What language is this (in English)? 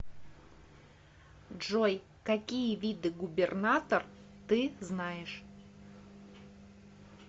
Russian